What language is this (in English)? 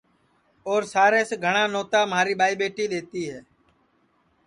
Sansi